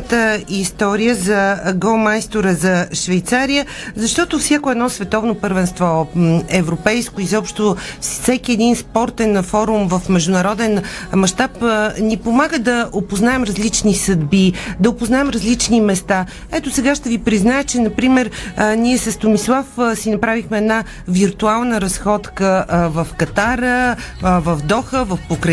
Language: Bulgarian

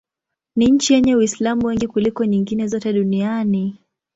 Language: Swahili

